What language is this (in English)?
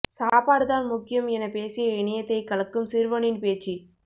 Tamil